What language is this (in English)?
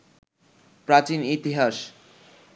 Bangla